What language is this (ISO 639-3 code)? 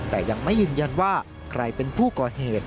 tha